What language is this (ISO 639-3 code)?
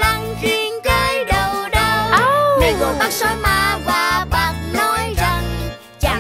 vie